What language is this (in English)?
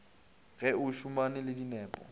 Northern Sotho